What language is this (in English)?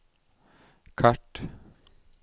Norwegian